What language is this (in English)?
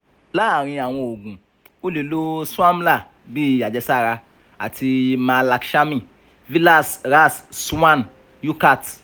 Yoruba